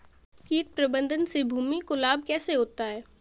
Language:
Hindi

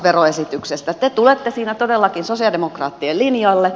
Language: Finnish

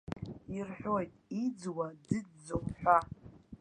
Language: Abkhazian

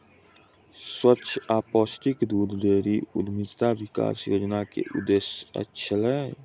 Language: Maithili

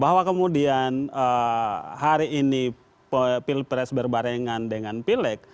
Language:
Indonesian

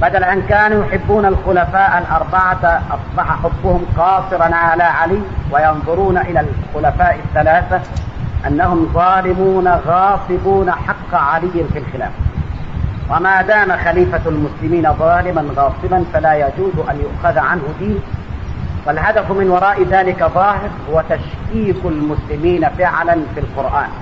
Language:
Arabic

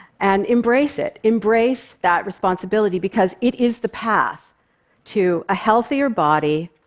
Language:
English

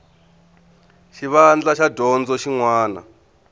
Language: Tsonga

